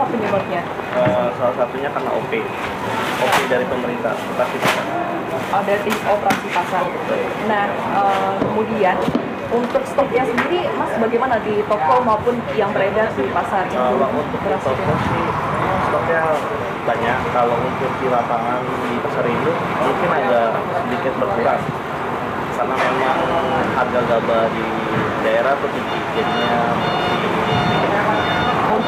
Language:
Indonesian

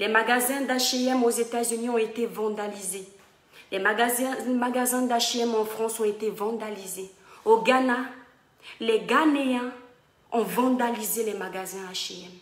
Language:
French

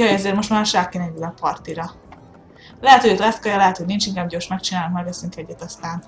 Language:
Hungarian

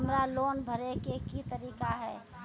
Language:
Maithili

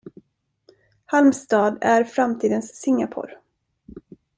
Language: Swedish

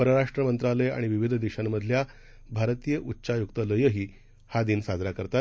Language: Marathi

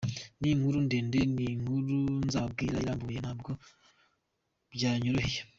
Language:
Kinyarwanda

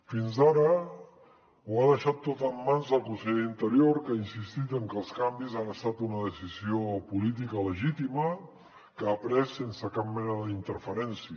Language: Catalan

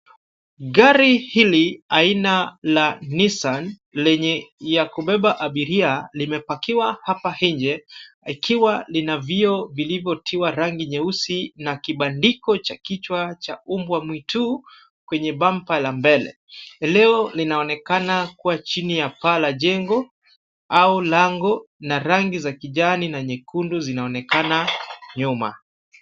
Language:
Swahili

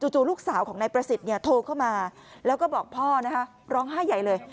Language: Thai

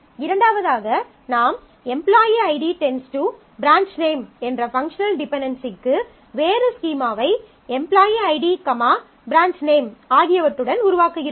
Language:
Tamil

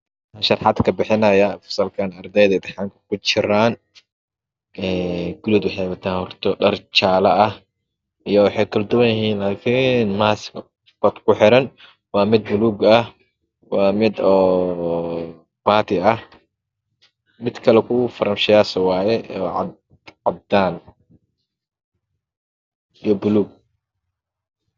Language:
Somali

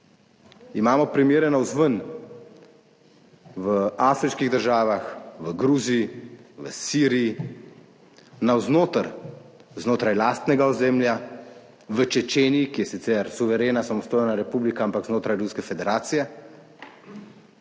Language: Slovenian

